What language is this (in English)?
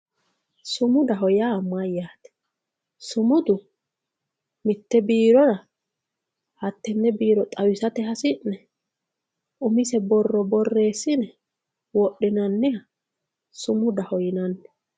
Sidamo